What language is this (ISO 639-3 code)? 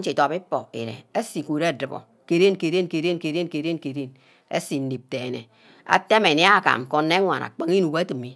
byc